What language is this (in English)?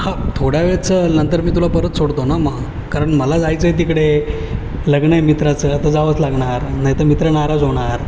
Marathi